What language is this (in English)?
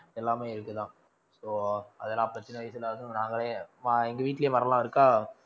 Tamil